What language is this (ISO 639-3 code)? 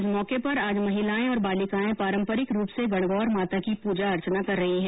hin